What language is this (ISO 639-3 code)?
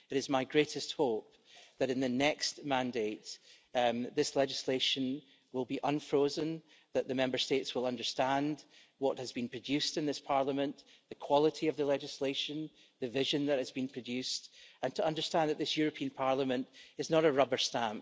eng